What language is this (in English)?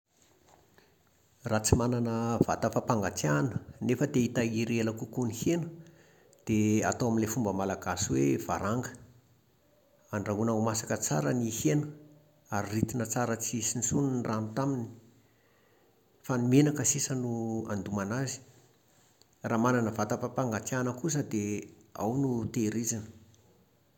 Malagasy